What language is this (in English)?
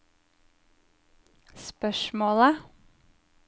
Norwegian